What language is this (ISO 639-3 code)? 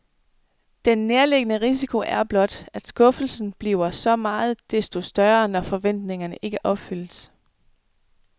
dan